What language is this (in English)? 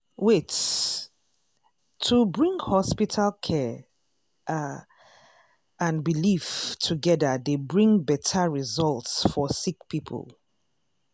Nigerian Pidgin